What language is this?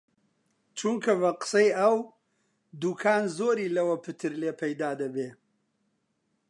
Central Kurdish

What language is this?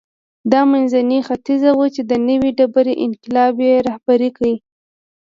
Pashto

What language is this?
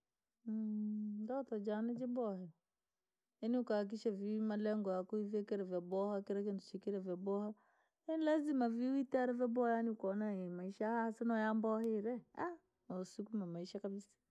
Langi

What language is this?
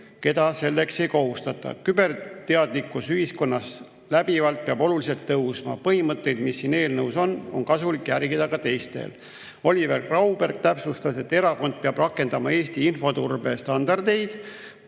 Estonian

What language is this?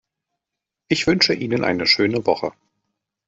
German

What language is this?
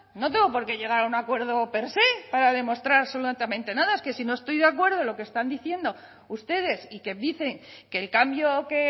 Spanish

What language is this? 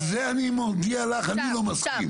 Hebrew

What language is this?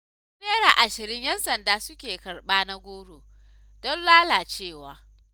Hausa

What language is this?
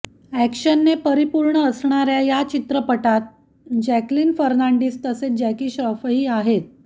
Marathi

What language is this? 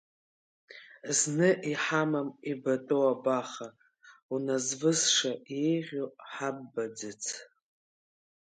Abkhazian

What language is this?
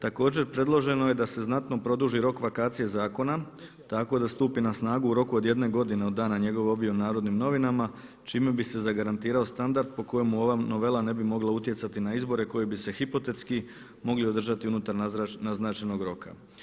Croatian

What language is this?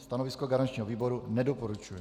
Czech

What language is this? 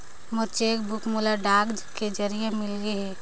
Chhattisgarhi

